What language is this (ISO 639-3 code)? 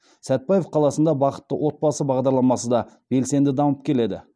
kaz